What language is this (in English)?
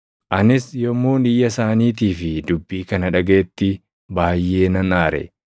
Oromo